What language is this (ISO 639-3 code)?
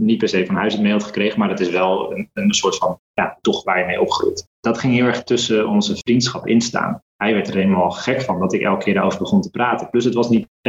nld